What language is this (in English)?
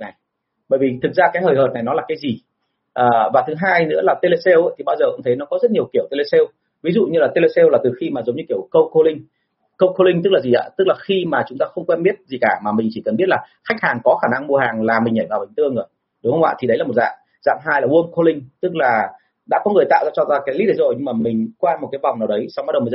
Vietnamese